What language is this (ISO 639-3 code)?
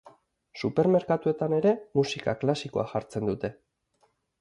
eus